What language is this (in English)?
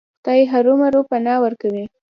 Pashto